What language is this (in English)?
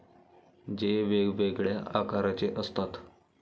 Marathi